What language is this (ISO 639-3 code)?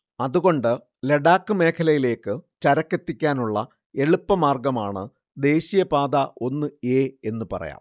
mal